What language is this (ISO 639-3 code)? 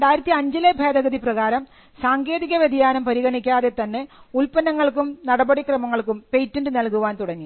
mal